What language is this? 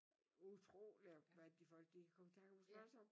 Danish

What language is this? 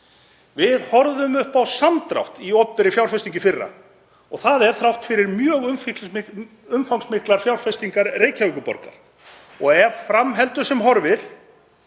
Icelandic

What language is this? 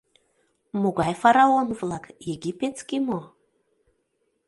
Mari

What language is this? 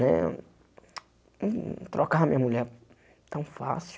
Portuguese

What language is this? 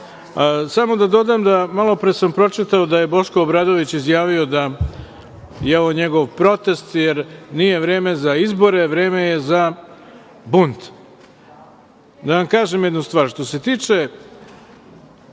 Serbian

